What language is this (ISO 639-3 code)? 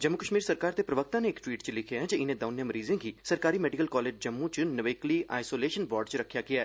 doi